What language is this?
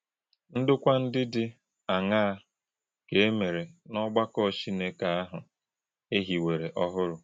Igbo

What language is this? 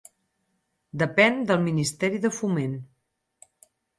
Catalan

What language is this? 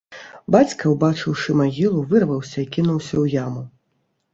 Belarusian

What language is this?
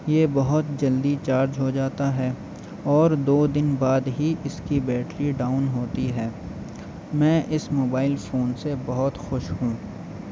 Urdu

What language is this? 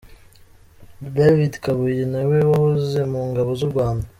Kinyarwanda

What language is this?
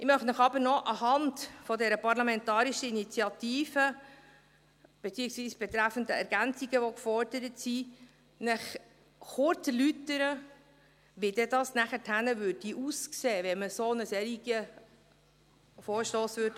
Swiss German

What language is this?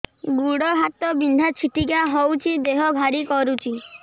Odia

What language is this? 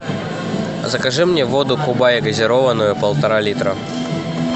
Russian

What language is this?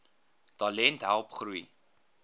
Afrikaans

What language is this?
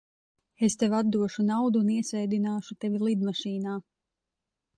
Latvian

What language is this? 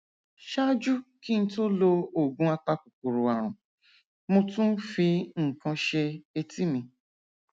Yoruba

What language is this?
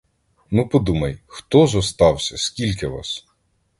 Ukrainian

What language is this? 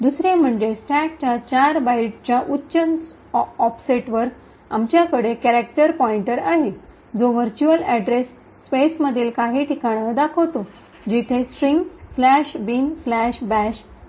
Marathi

